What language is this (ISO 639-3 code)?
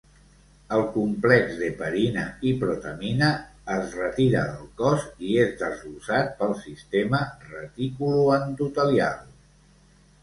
cat